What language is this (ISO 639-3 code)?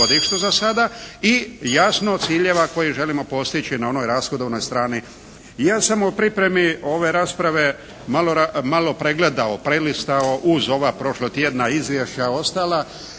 hrv